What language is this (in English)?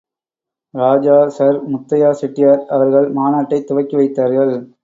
Tamil